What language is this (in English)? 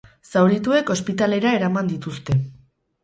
Basque